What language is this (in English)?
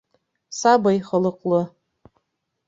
Bashkir